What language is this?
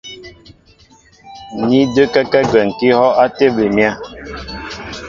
Mbo (Cameroon)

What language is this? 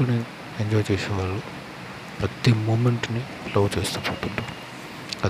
Telugu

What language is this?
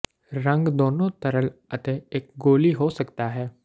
Punjabi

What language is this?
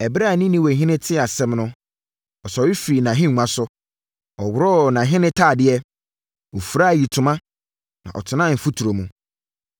Akan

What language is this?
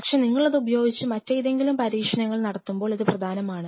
Malayalam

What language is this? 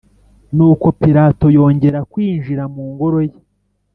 Kinyarwanda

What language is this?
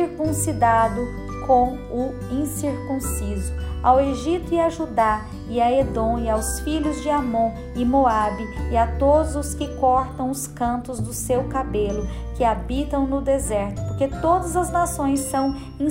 Portuguese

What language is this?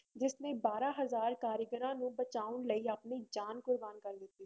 Punjabi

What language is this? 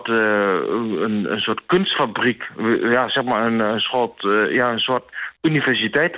Dutch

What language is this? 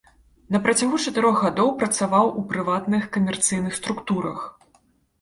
Belarusian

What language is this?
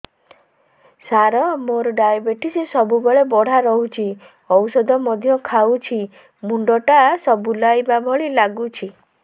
Odia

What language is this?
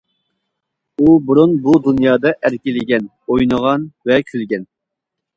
Uyghur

